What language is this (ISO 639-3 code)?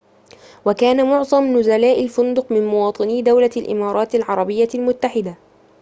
ara